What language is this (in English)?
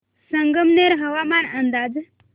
Marathi